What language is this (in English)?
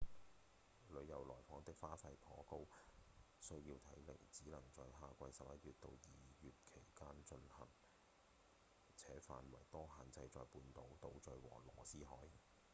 Cantonese